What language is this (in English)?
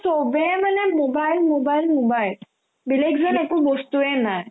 Assamese